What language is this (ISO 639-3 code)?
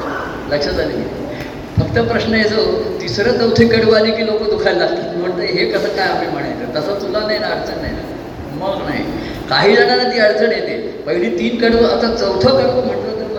mar